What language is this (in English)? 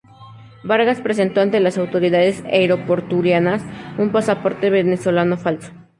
Spanish